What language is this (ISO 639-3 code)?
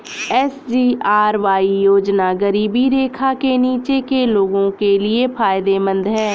hin